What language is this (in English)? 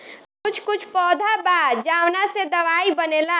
Bhojpuri